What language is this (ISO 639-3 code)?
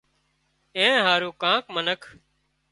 kxp